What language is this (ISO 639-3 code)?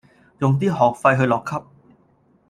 yue